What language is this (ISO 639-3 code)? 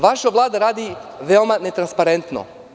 srp